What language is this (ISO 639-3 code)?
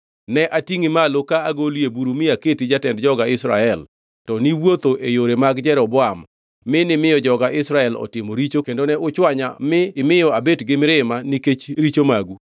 luo